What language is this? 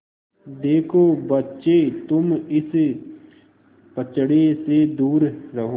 Hindi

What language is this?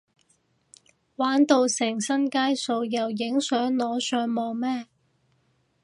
Cantonese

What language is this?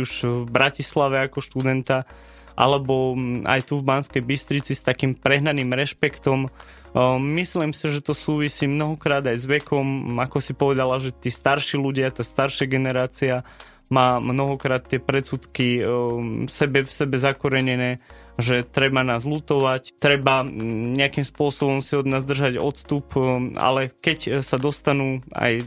Slovak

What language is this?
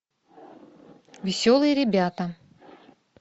Russian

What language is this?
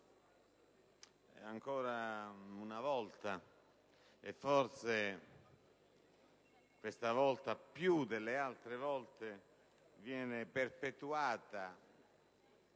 Italian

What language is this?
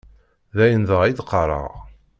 Kabyle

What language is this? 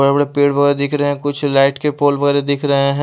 Hindi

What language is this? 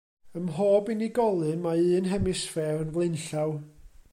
Welsh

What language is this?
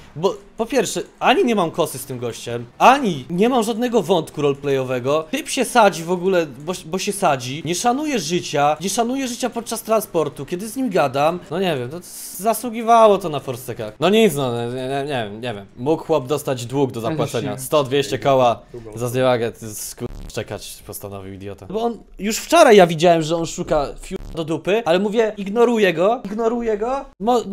Polish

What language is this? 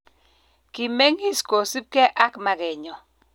Kalenjin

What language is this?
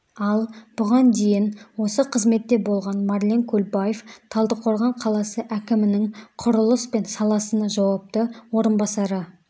Kazakh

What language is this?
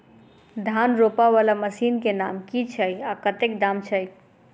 Maithili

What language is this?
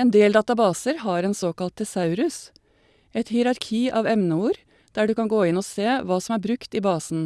Norwegian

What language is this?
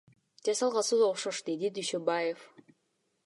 Kyrgyz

